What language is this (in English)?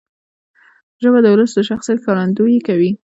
Pashto